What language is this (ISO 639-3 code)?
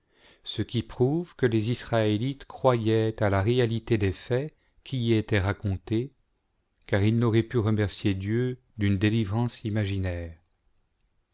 fra